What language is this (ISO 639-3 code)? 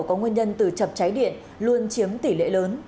vie